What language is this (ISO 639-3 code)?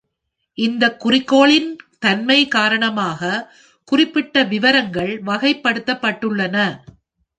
tam